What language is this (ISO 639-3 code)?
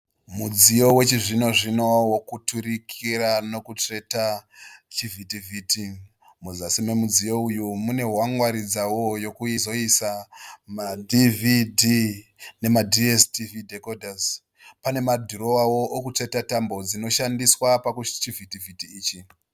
sna